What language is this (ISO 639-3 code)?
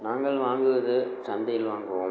tam